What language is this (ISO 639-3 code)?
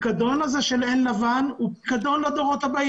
heb